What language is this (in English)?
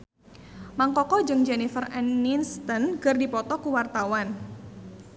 Sundanese